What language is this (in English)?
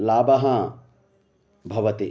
Sanskrit